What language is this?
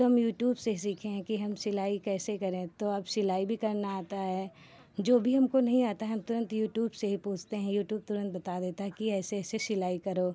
Hindi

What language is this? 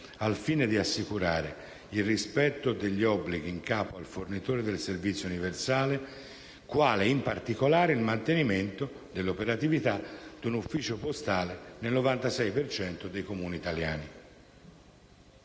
Italian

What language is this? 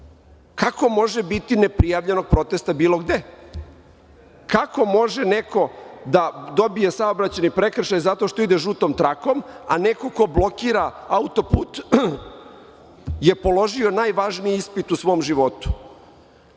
Serbian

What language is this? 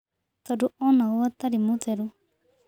Kikuyu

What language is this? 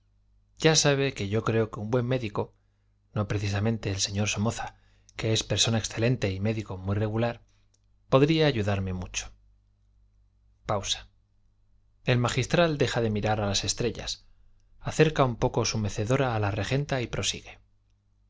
Spanish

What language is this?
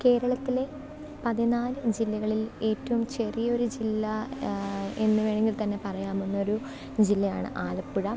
Malayalam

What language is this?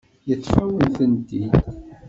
Kabyle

